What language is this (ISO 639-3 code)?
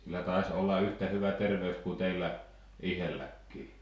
fin